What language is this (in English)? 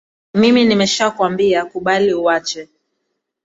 Swahili